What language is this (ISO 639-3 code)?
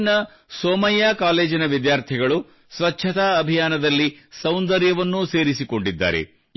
kan